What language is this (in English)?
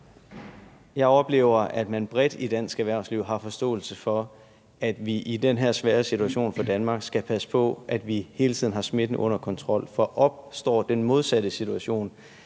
Danish